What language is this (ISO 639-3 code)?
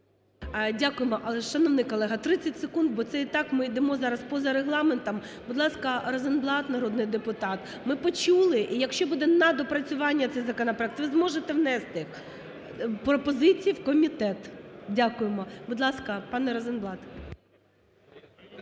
ukr